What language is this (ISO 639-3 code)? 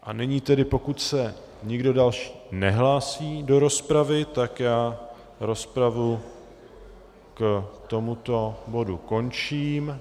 ces